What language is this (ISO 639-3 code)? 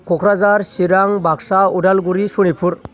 brx